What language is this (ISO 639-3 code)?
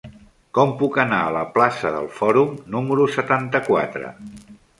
cat